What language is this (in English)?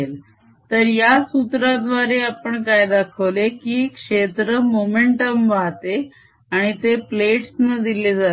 Marathi